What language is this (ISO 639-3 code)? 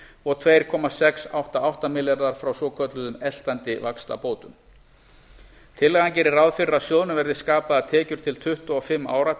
isl